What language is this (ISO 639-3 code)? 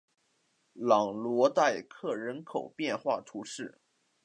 zho